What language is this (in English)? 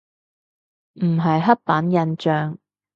Cantonese